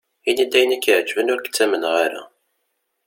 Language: Kabyle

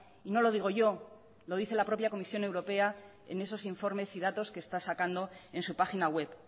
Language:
Spanish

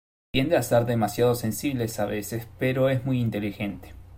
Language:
Spanish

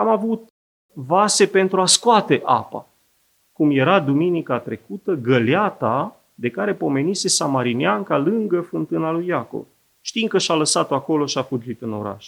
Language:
Romanian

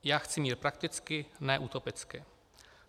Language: Czech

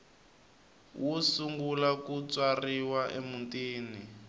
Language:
Tsonga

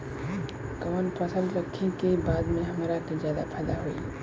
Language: Bhojpuri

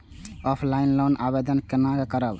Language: Maithili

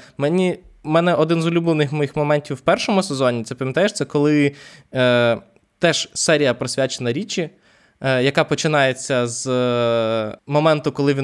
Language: Ukrainian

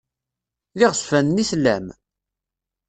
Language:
Kabyle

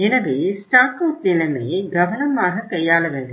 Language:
Tamil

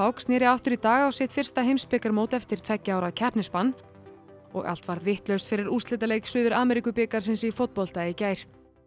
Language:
Icelandic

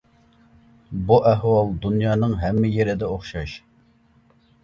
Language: Uyghur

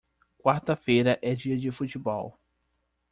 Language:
Portuguese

